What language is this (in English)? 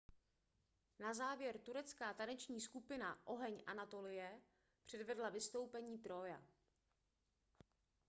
Czech